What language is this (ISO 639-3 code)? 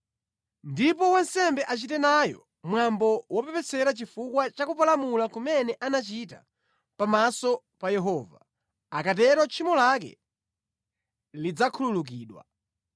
nya